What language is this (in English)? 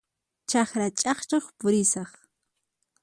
Puno Quechua